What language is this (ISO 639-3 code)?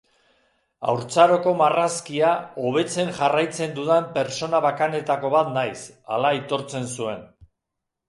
eus